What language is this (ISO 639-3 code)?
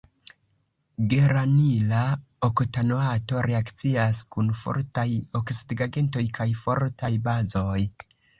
epo